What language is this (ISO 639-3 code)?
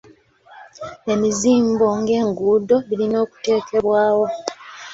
lug